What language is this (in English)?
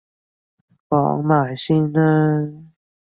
Cantonese